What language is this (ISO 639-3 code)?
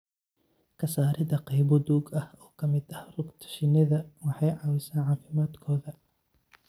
som